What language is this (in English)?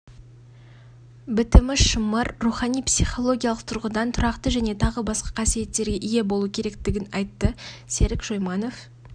Kazakh